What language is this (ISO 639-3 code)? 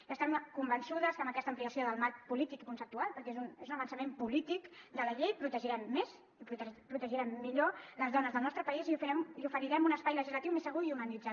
cat